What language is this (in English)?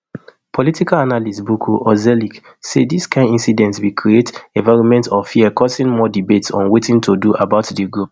Nigerian Pidgin